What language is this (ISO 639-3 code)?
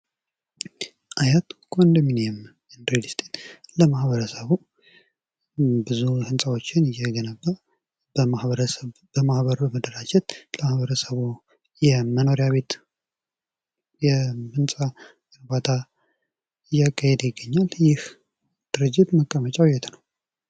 amh